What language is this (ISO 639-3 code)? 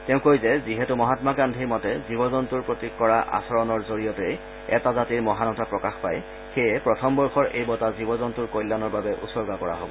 asm